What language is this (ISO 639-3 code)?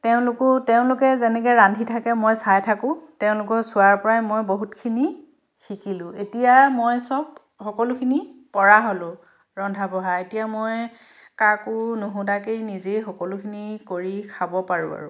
asm